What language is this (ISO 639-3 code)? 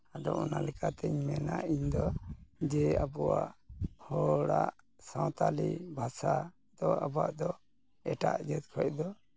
sat